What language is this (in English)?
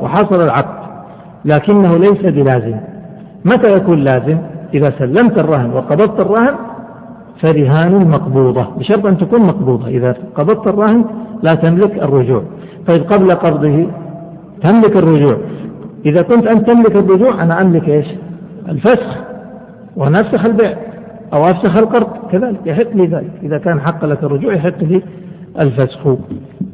Arabic